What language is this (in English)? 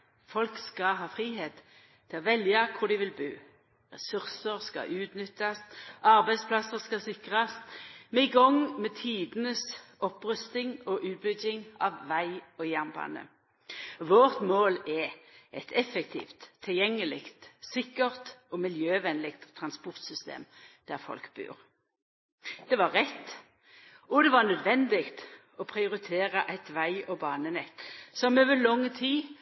Norwegian Nynorsk